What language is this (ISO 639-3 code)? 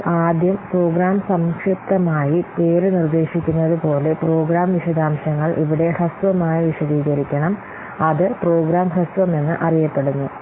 mal